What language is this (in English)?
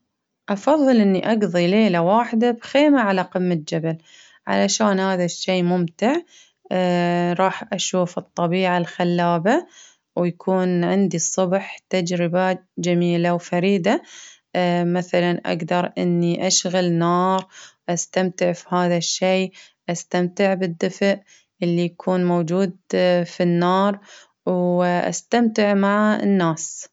Baharna Arabic